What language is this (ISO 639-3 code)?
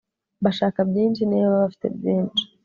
kin